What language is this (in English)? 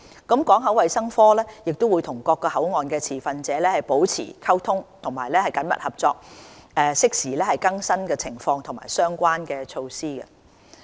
Cantonese